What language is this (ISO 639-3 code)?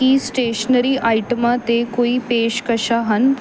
pan